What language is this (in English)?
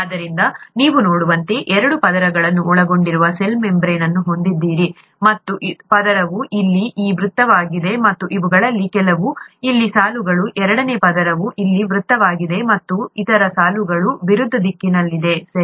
Kannada